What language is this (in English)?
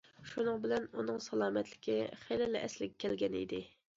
Uyghur